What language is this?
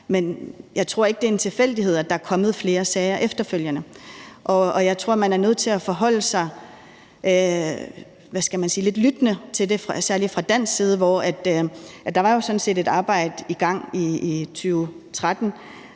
Danish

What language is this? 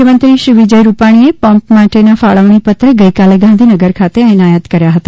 Gujarati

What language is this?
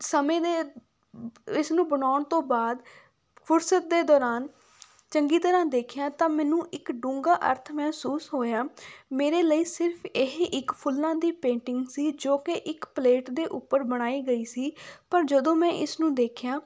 Punjabi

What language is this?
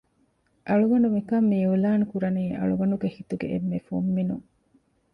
Divehi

